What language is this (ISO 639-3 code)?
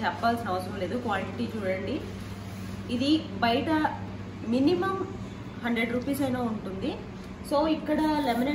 hin